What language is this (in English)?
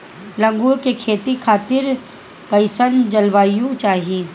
Bhojpuri